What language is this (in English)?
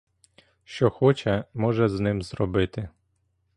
Ukrainian